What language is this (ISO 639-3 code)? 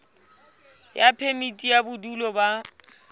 sot